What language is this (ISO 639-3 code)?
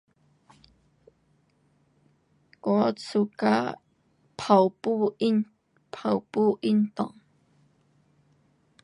cpx